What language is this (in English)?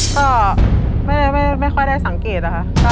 Thai